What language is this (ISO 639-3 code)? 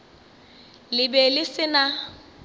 nso